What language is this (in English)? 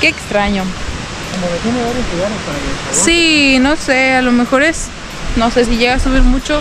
Spanish